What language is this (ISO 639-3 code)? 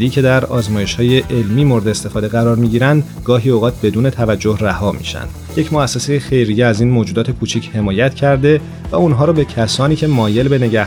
fas